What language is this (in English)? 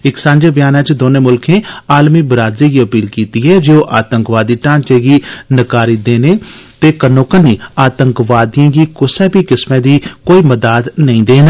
Dogri